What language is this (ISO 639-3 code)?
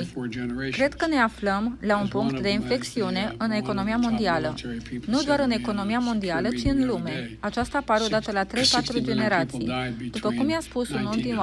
ron